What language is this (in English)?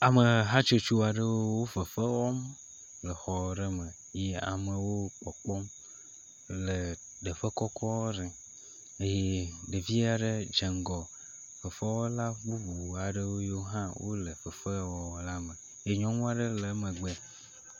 Ewe